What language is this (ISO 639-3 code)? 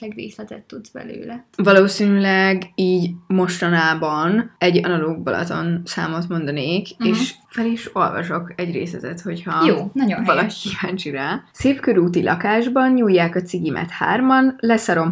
hun